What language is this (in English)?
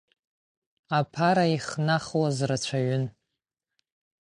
Abkhazian